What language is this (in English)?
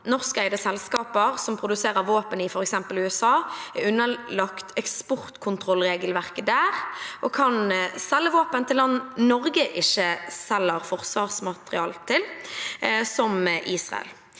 Norwegian